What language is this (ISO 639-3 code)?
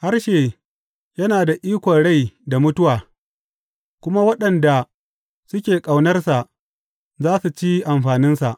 hau